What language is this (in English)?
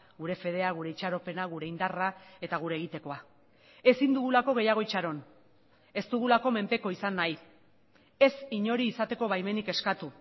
Basque